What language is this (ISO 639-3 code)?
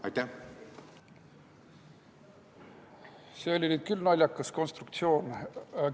est